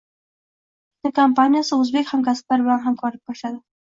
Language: Uzbek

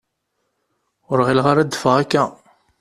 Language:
Kabyle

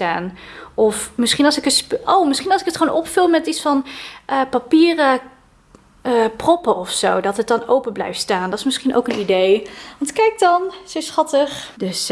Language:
Dutch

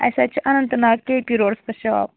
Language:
Kashmiri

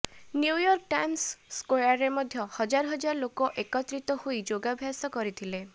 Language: Odia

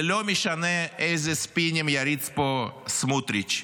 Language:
Hebrew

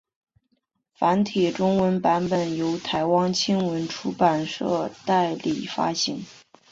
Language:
Chinese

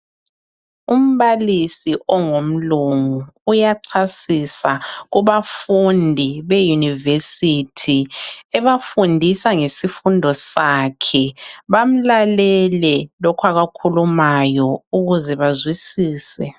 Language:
North Ndebele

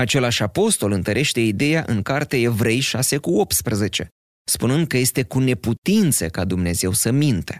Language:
Romanian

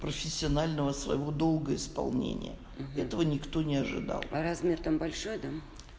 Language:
Russian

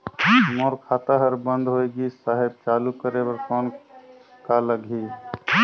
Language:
Chhattisgarhi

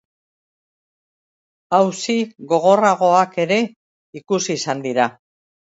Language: Basque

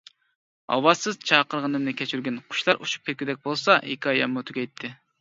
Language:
Uyghur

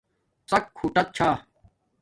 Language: Domaaki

